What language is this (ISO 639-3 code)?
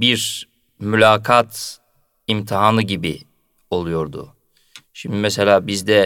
tur